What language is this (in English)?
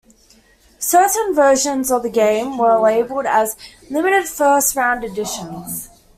English